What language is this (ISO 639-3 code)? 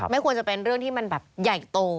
tha